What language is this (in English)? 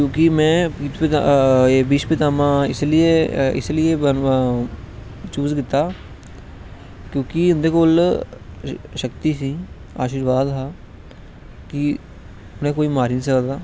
Dogri